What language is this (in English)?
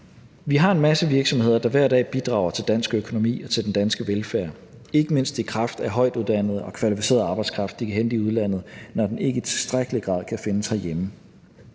Danish